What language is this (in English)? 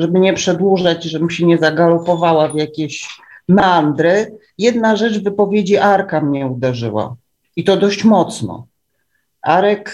Polish